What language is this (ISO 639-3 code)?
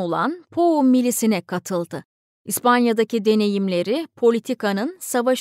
tur